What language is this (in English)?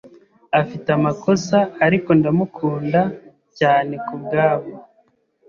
Kinyarwanda